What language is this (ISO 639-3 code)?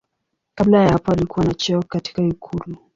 swa